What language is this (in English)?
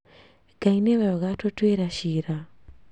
Kikuyu